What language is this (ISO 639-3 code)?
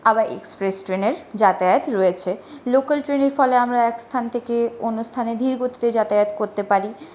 ben